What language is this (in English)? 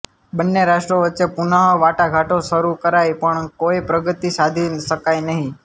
Gujarati